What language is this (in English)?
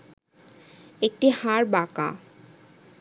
Bangla